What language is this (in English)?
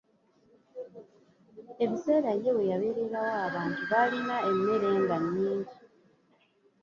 Ganda